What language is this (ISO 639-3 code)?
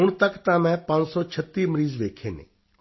pan